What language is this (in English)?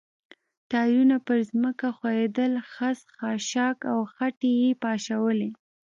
Pashto